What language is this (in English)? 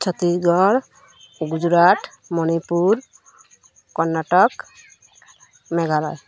Odia